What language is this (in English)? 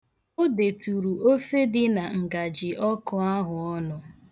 Igbo